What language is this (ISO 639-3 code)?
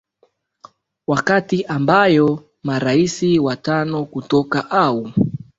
swa